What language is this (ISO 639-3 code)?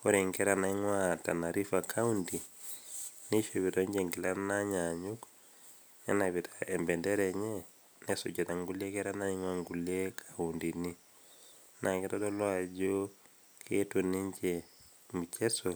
mas